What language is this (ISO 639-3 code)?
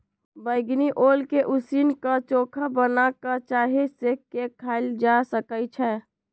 mag